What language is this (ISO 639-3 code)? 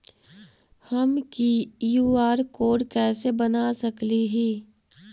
mag